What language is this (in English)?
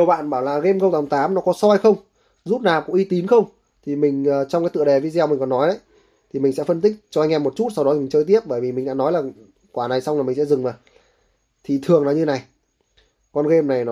Vietnamese